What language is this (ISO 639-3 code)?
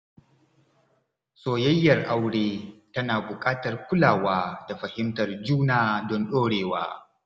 hau